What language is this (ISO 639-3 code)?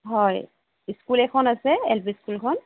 asm